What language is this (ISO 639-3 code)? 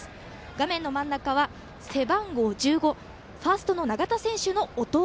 jpn